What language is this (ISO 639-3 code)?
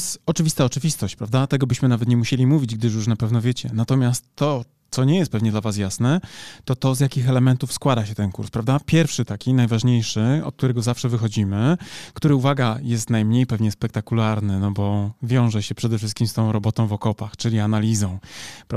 pol